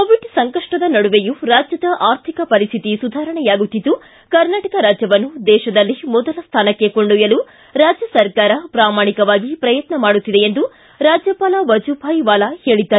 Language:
Kannada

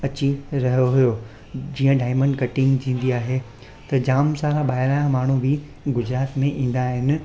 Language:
Sindhi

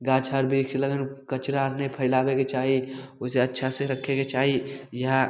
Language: Maithili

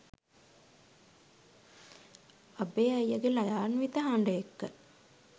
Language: Sinhala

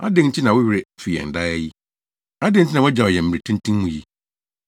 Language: Akan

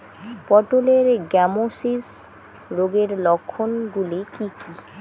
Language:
Bangla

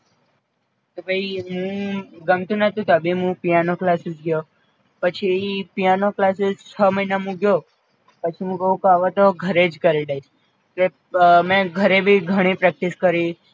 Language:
Gujarati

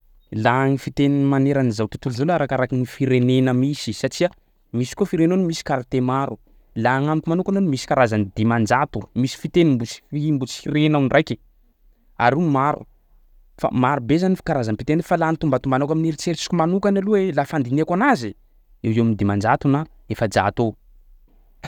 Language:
Sakalava Malagasy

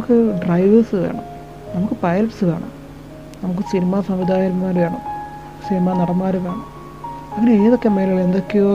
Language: Malayalam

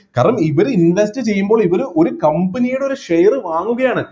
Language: Malayalam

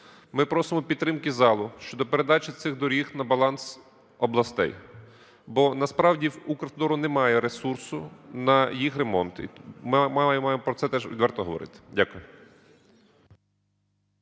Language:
Ukrainian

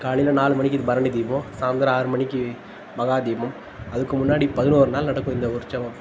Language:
Tamil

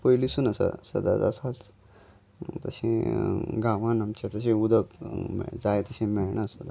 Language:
Konkani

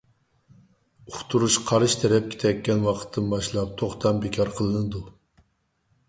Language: Uyghur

